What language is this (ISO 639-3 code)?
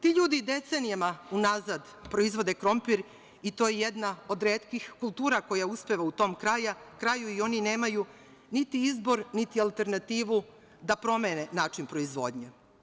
srp